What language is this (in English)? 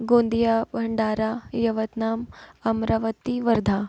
Marathi